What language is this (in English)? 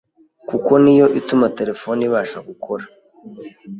Kinyarwanda